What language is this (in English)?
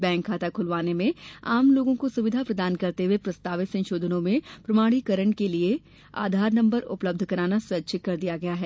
Hindi